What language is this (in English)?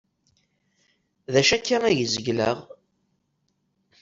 Kabyle